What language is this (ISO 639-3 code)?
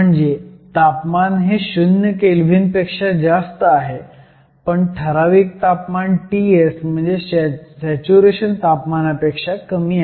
mar